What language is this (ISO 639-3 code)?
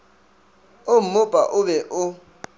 nso